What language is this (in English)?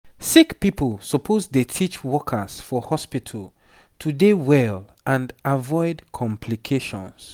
Nigerian Pidgin